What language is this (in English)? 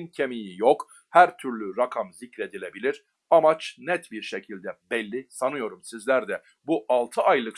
Turkish